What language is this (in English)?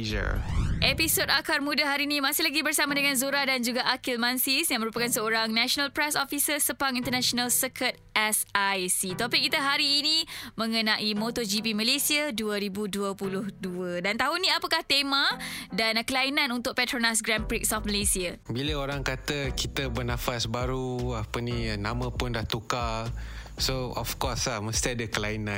Malay